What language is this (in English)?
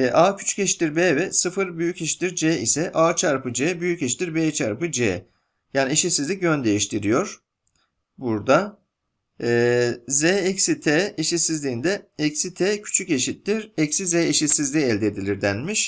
Turkish